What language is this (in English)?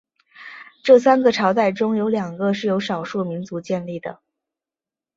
Chinese